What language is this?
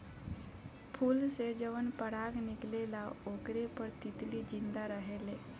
Bhojpuri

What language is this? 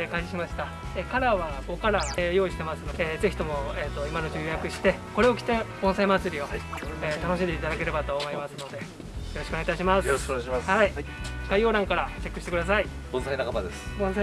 Japanese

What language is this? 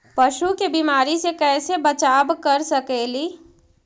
Magahi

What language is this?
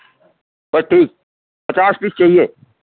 Urdu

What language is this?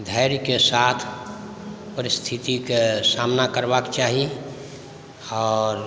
Maithili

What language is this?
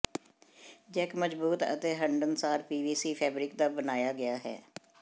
Punjabi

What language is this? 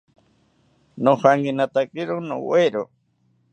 South Ucayali Ashéninka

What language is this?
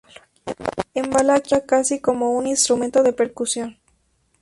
Spanish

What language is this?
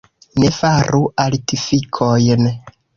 Esperanto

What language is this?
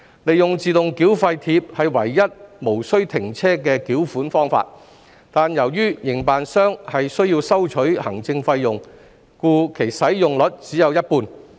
Cantonese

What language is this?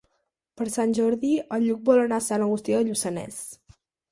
Catalan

